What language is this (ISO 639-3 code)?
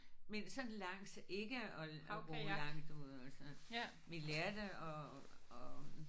dan